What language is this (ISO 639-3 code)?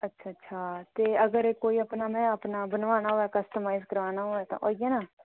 doi